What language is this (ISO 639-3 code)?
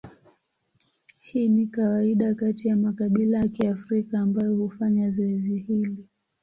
swa